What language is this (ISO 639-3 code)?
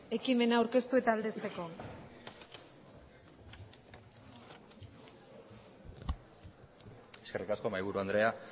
eus